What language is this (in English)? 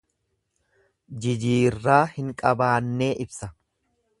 Oromo